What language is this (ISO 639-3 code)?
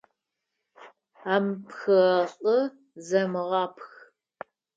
ady